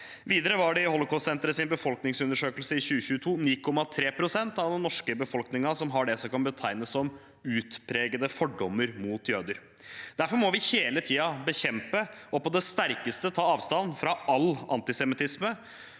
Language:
Norwegian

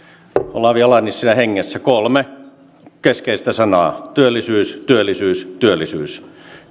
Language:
Finnish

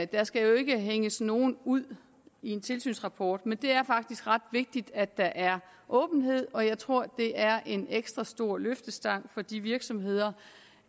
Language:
Danish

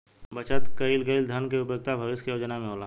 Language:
Bhojpuri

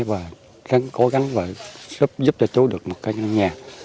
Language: Vietnamese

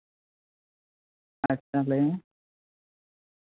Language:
Santali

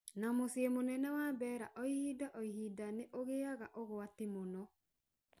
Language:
Kikuyu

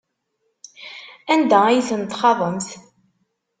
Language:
Kabyle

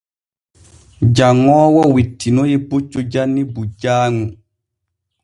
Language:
Borgu Fulfulde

